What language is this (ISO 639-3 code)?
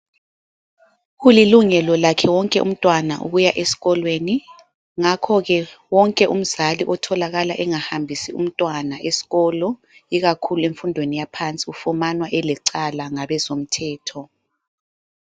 nde